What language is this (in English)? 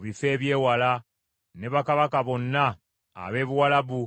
Ganda